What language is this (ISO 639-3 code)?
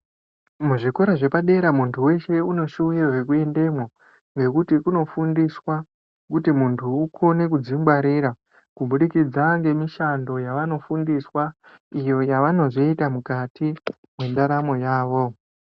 ndc